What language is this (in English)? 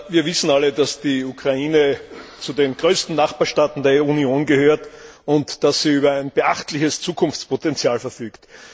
German